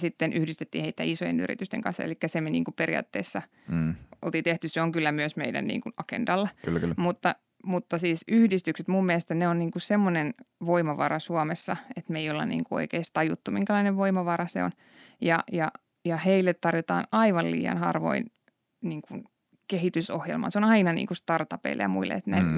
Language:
Finnish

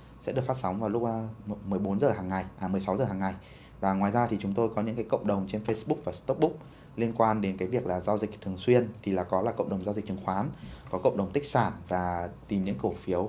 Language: Vietnamese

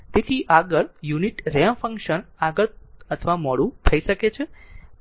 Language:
Gujarati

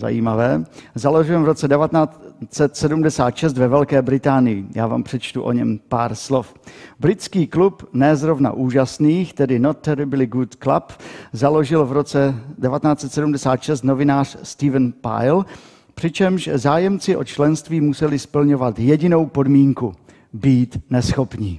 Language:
Czech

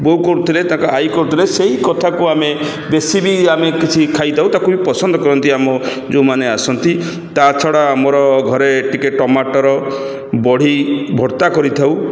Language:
Odia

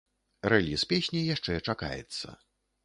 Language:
Belarusian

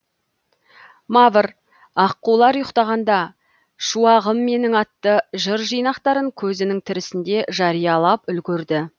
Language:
Kazakh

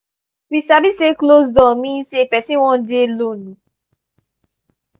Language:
Nigerian Pidgin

